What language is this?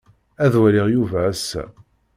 Kabyle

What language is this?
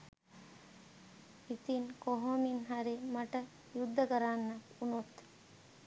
Sinhala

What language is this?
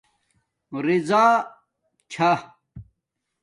Domaaki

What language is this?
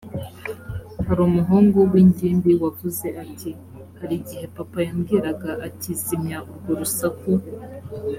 Kinyarwanda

